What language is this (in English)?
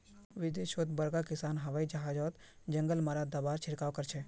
Magahi